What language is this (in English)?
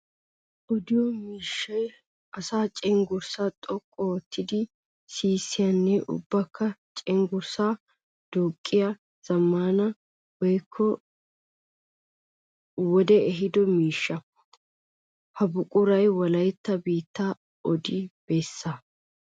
Wolaytta